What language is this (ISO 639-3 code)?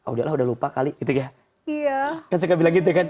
ind